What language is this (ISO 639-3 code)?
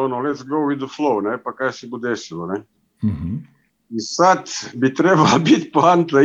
hrv